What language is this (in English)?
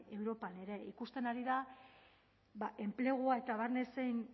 Basque